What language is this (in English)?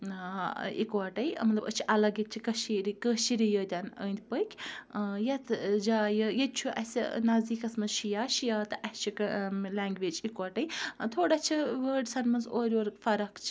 Kashmiri